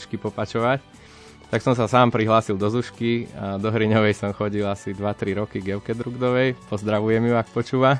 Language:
Slovak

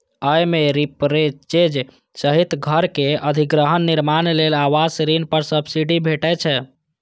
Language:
Maithili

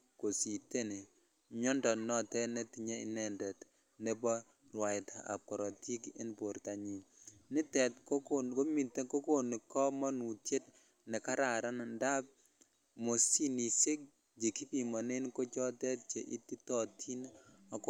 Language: Kalenjin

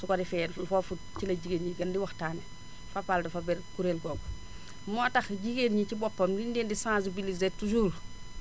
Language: Wolof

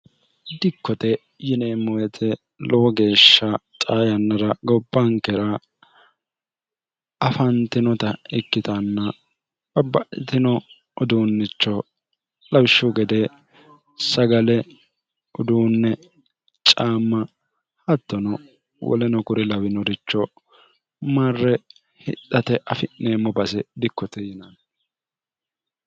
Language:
Sidamo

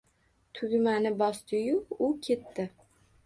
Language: Uzbek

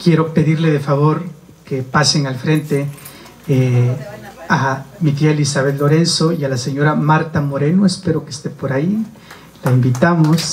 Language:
Spanish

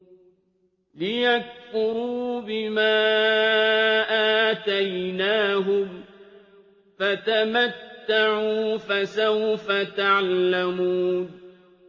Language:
Arabic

